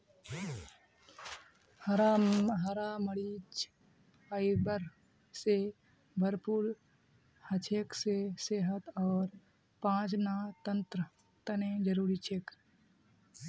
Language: Magahi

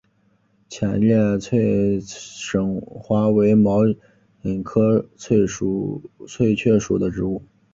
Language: Chinese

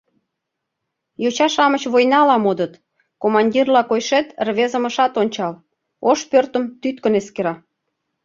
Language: Mari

